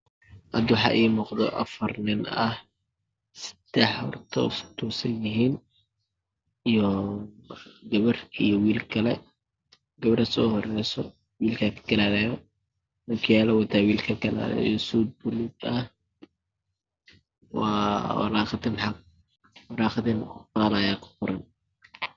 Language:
Somali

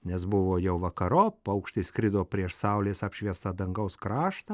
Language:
Lithuanian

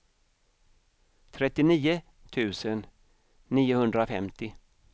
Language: Swedish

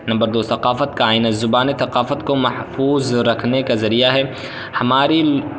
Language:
Urdu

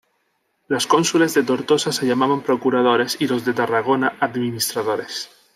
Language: Spanish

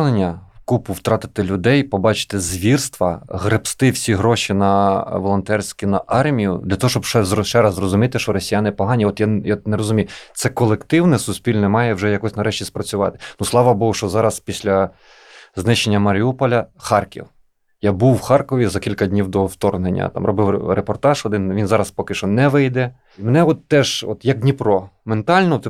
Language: Ukrainian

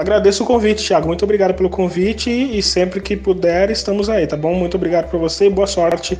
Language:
Portuguese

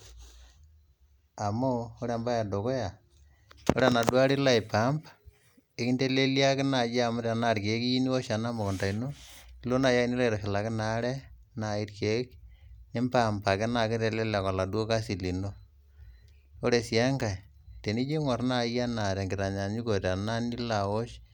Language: Masai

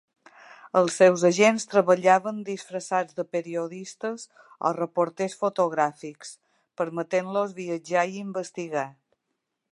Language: Catalan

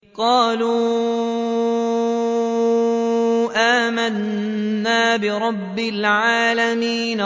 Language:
Arabic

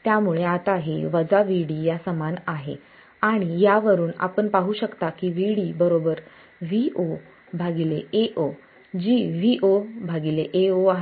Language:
Marathi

